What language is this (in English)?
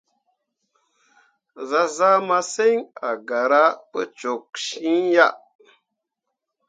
Mundang